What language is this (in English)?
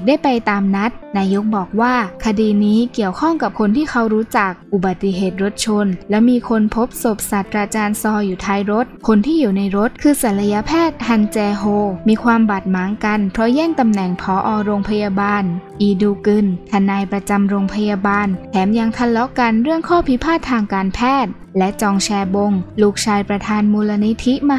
Thai